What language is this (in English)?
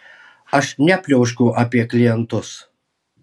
Lithuanian